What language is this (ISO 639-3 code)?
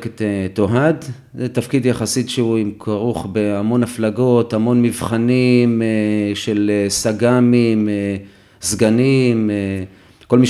heb